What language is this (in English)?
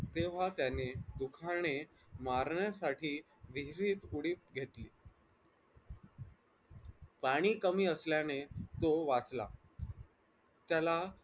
Marathi